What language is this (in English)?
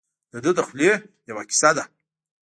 Pashto